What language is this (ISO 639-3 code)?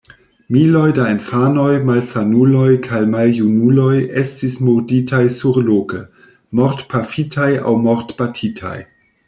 epo